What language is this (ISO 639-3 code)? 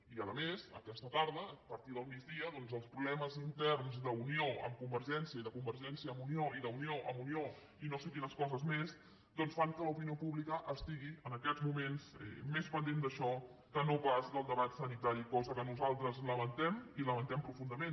cat